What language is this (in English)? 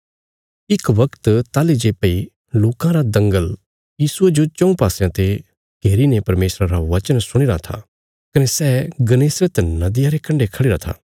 Bilaspuri